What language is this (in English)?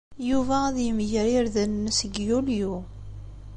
Kabyle